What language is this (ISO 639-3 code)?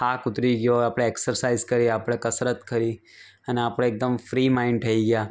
guj